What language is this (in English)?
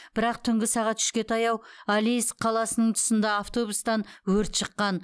Kazakh